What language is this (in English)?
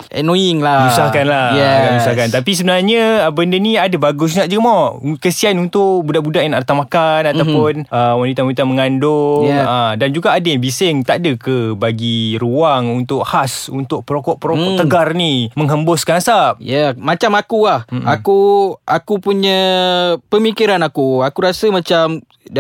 Malay